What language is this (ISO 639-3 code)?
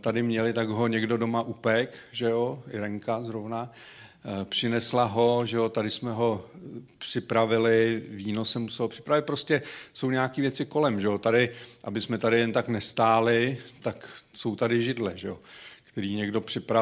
ces